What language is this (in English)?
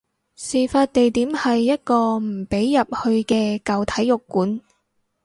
Cantonese